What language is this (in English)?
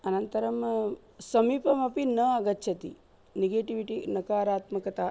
Sanskrit